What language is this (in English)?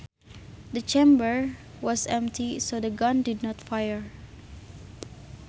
Sundanese